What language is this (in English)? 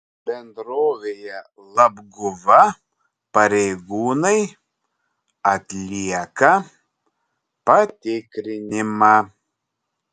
Lithuanian